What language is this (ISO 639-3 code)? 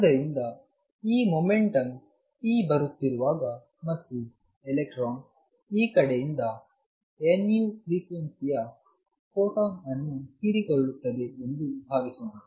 kan